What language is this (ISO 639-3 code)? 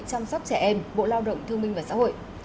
vie